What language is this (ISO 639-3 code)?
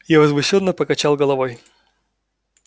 rus